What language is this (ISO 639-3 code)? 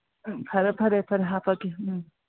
mni